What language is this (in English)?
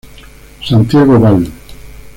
Spanish